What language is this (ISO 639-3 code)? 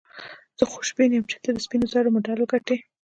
pus